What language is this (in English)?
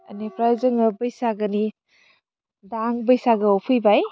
Bodo